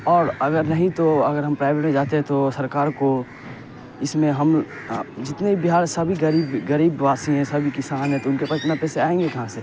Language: Urdu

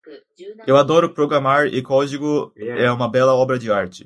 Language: Portuguese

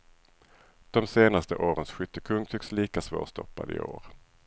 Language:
Swedish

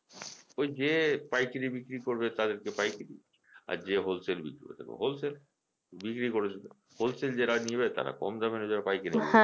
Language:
Bangla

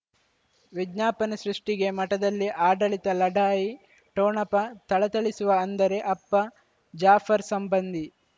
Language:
Kannada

